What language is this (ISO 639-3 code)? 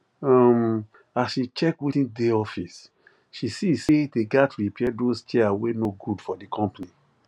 pcm